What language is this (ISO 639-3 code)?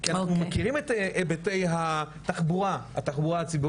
heb